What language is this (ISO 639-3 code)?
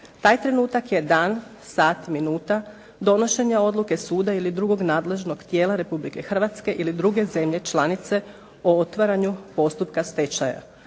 hrv